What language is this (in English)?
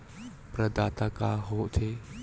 Chhattisgarhi